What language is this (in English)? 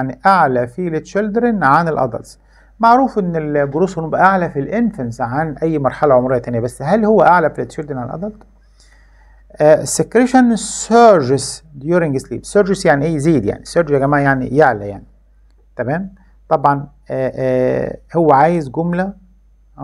Arabic